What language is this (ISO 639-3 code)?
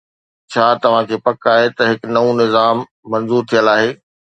snd